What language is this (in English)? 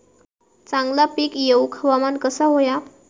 Marathi